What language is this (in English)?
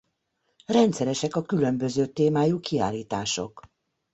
Hungarian